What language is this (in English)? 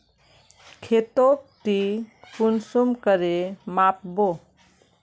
Magahi